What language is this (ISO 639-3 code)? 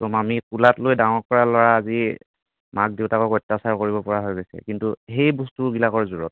asm